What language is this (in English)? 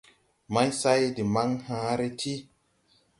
Tupuri